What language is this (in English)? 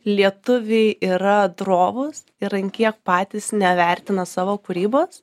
Lithuanian